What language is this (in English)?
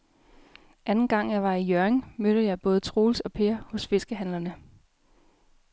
Danish